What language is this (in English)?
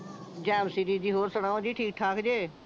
Punjabi